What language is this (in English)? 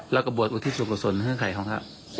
Thai